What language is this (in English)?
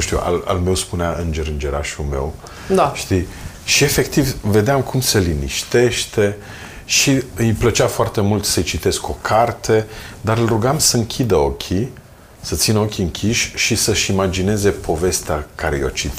Romanian